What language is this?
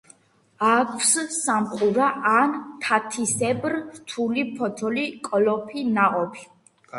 Georgian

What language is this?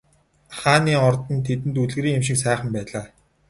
Mongolian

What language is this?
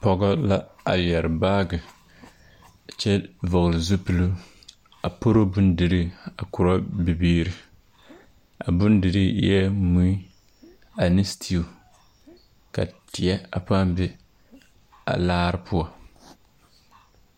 Southern Dagaare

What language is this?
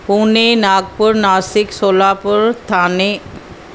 Sindhi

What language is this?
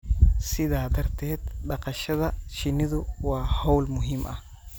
Somali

